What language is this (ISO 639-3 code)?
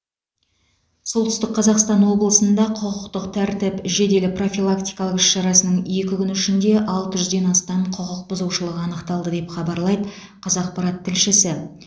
kaz